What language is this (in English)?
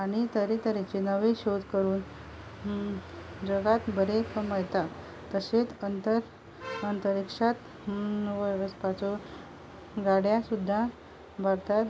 Konkani